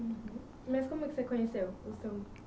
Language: Portuguese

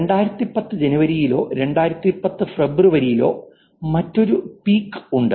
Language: Malayalam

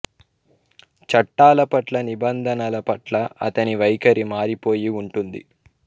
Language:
Telugu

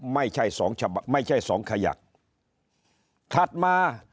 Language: Thai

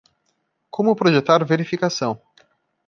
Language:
Portuguese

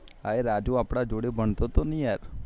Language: Gujarati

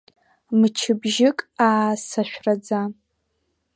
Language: Abkhazian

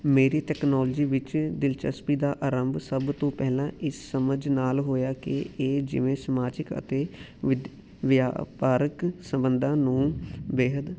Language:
Punjabi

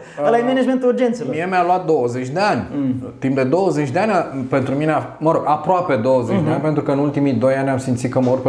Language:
Romanian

